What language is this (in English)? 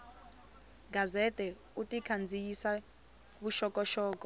Tsonga